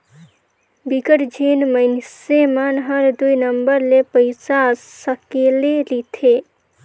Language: Chhattisgarhi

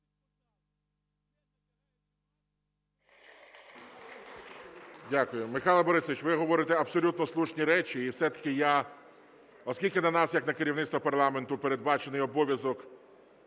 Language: Ukrainian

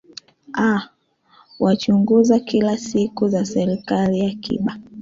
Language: Swahili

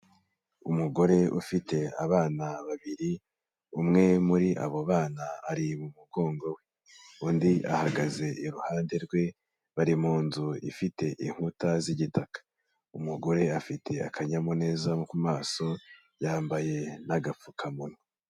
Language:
Kinyarwanda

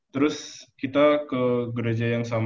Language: Indonesian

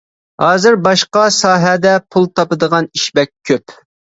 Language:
Uyghur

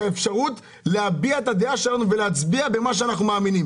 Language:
Hebrew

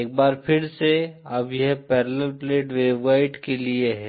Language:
Hindi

